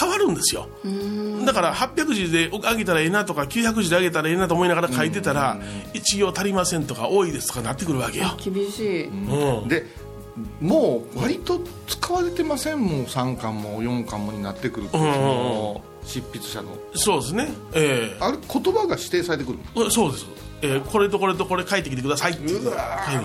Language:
Japanese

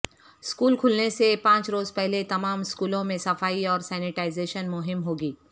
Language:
Urdu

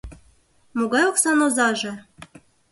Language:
Mari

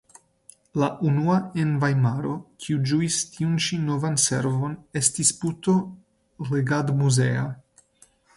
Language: Esperanto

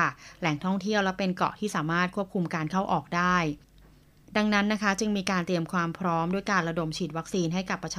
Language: Thai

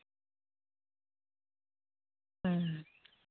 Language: Santali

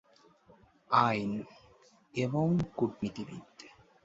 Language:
Bangla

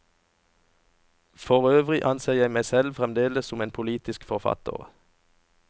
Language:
Norwegian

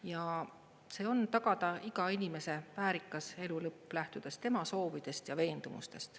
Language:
Estonian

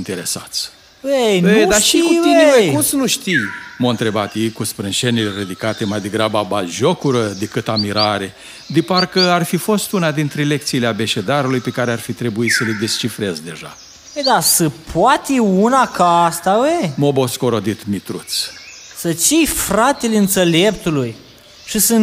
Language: Romanian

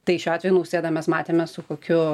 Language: Lithuanian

